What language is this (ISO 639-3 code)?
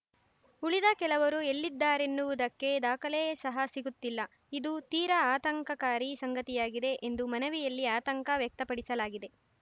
kan